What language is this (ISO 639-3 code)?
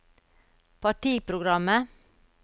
nor